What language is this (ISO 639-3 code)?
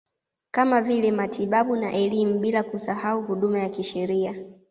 swa